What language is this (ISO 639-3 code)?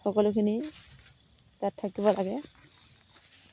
asm